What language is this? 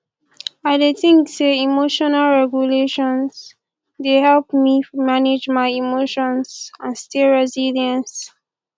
Nigerian Pidgin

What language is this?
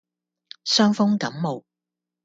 Cantonese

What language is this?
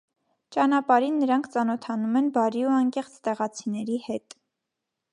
Armenian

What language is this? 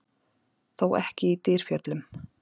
Icelandic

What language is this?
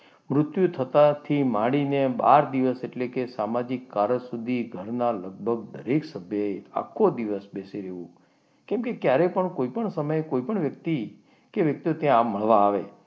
Gujarati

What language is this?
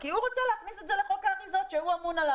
Hebrew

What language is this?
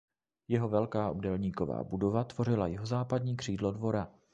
Czech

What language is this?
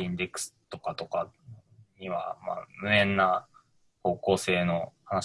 Japanese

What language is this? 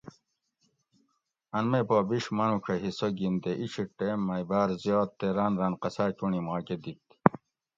Gawri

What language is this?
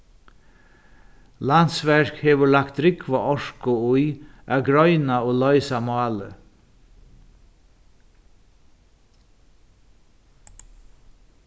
Faroese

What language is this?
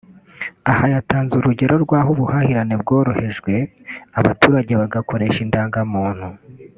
Kinyarwanda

